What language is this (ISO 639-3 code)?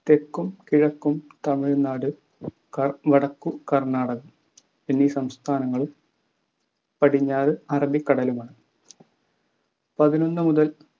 mal